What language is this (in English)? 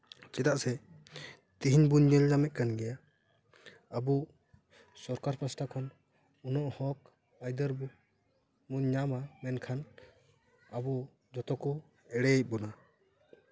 Santali